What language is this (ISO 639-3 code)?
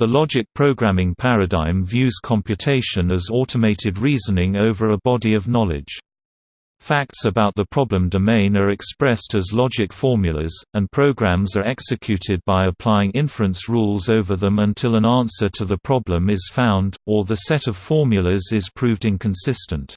eng